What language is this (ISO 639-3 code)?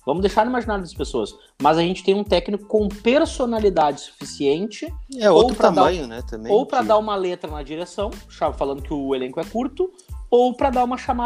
por